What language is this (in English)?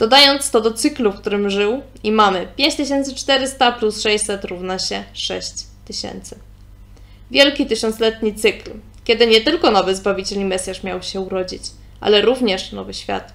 Polish